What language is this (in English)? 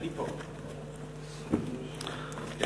Hebrew